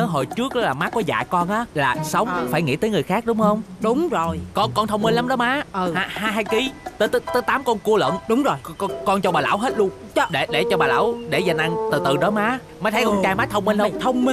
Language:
Vietnamese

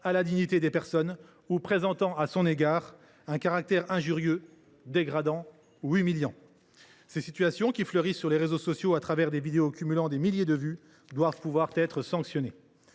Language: French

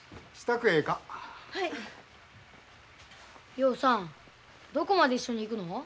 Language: Japanese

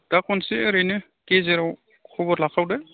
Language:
Bodo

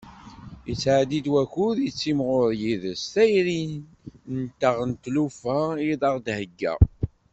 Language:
Kabyle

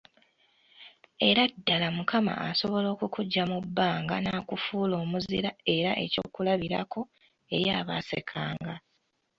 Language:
Ganda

